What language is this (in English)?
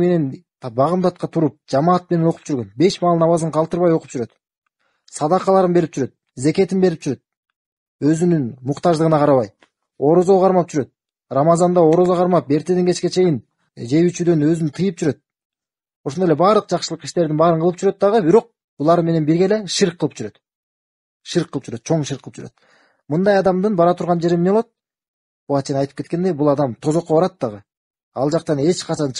Turkish